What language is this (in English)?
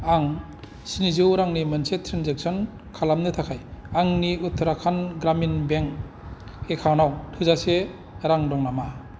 Bodo